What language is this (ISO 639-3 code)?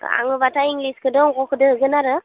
brx